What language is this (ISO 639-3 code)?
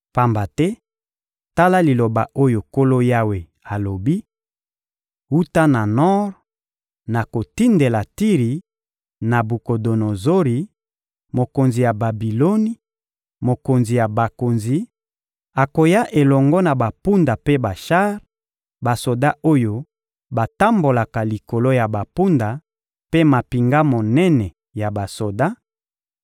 lin